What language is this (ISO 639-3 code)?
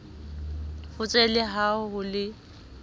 sot